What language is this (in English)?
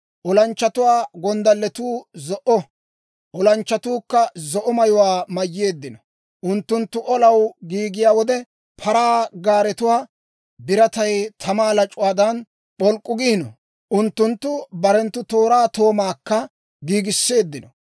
Dawro